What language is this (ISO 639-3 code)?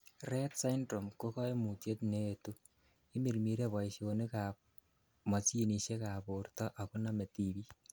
kln